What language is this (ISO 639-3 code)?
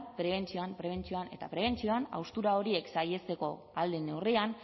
eus